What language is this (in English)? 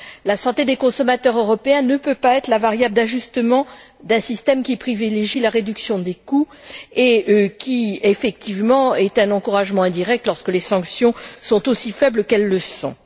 French